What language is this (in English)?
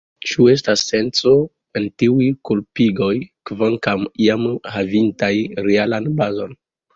Esperanto